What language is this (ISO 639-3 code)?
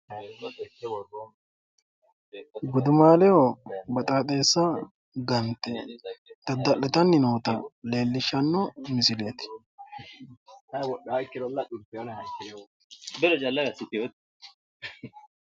sid